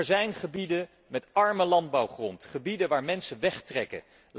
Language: Dutch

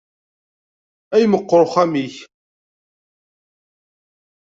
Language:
Kabyle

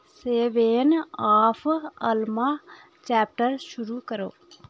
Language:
Dogri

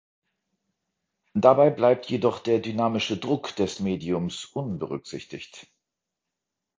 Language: German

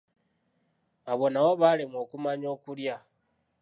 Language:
Ganda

